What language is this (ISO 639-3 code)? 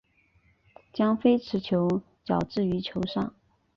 zho